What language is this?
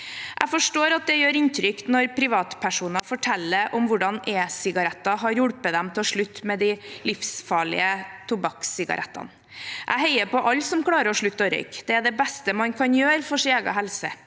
Norwegian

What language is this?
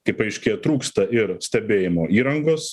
Lithuanian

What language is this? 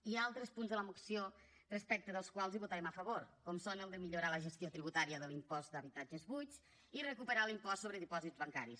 Catalan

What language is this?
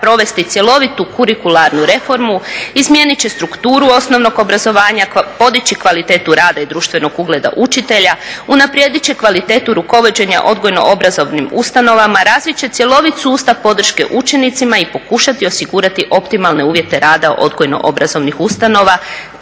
Croatian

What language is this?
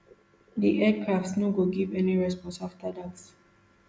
Nigerian Pidgin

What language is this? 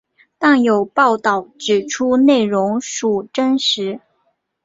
Chinese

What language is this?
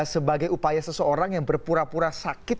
Indonesian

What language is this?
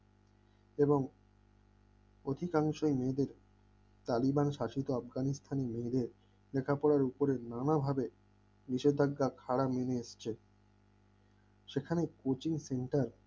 Bangla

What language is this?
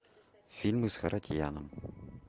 Russian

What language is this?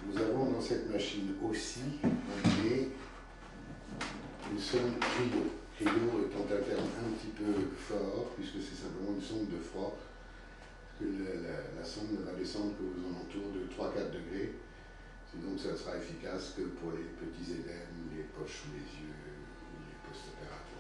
French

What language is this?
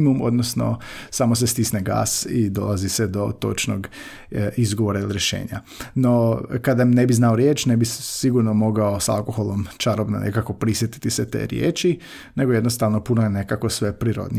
Croatian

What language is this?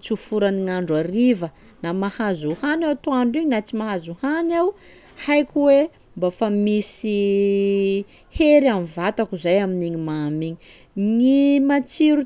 Sakalava Malagasy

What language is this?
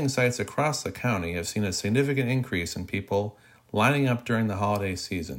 English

